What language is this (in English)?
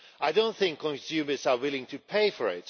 English